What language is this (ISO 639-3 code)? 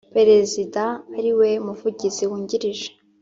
kin